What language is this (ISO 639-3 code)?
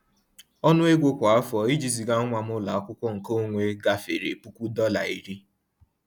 ibo